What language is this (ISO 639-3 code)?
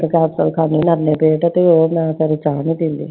pan